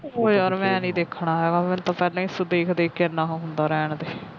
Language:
Punjabi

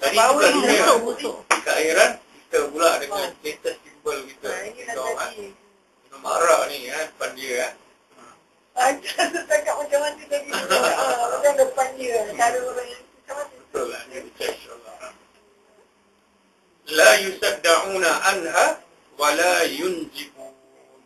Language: Malay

